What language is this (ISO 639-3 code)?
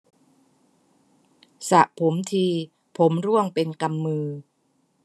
tha